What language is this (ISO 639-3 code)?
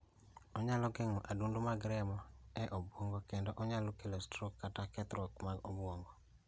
luo